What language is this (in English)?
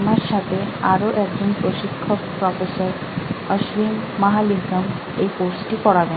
Bangla